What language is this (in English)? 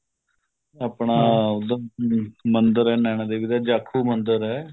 Punjabi